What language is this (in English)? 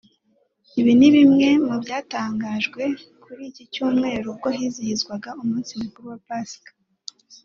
Kinyarwanda